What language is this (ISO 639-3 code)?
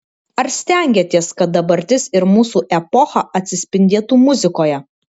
lit